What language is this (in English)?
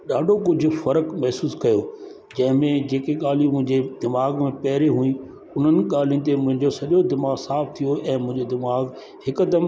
Sindhi